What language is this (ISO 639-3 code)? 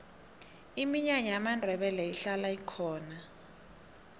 nbl